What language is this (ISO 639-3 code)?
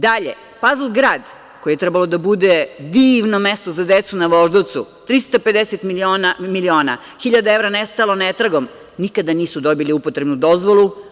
srp